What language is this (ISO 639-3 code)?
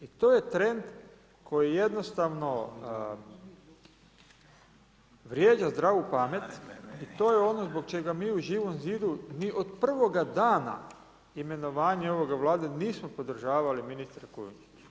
hrv